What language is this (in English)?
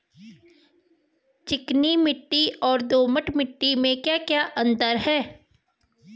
Hindi